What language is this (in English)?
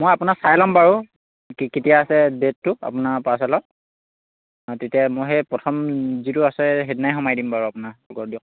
Assamese